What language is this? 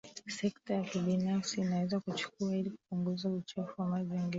Swahili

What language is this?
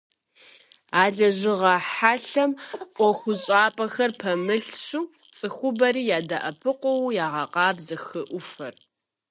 Kabardian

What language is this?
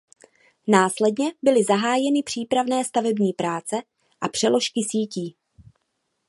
Czech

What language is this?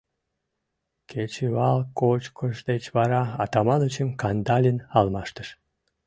Mari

